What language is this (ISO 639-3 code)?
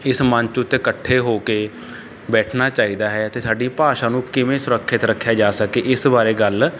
pan